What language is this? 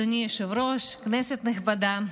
Hebrew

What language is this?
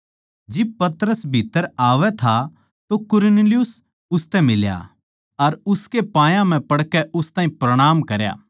Haryanvi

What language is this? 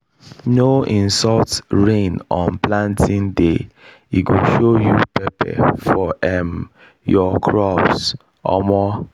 Nigerian Pidgin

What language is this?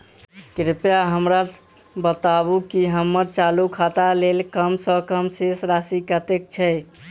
Maithili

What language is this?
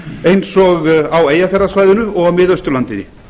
Icelandic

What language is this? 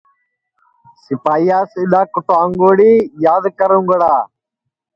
Sansi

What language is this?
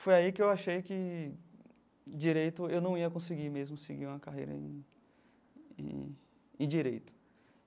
Portuguese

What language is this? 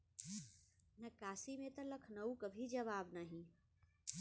Bhojpuri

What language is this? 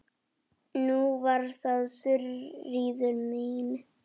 Icelandic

